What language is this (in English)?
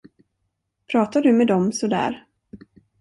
Swedish